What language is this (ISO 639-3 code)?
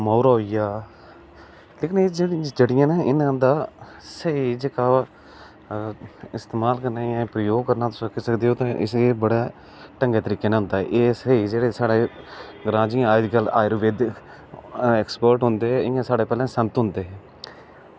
doi